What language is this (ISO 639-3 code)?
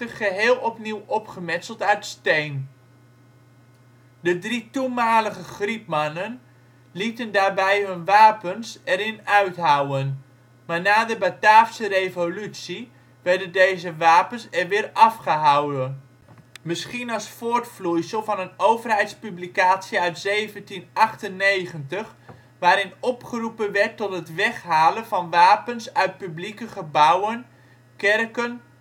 nld